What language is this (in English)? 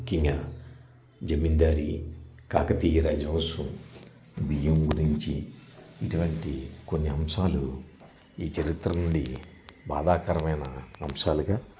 Telugu